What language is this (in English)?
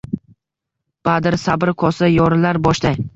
Uzbek